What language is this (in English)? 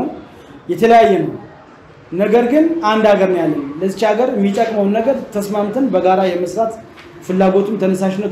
Turkish